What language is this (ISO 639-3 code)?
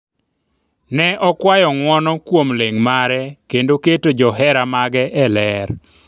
luo